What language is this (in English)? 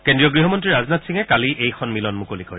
Assamese